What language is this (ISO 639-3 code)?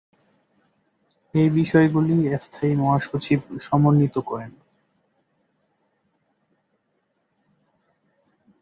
ben